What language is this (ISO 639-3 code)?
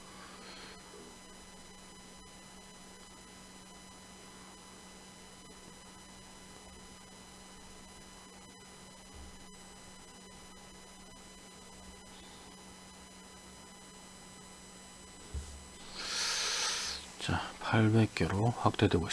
kor